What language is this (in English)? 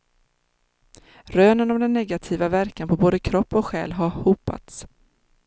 Swedish